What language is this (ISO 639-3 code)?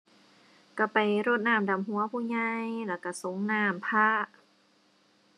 tha